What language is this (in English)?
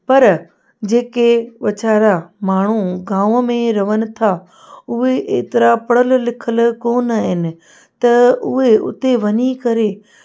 Sindhi